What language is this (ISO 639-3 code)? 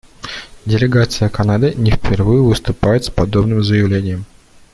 rus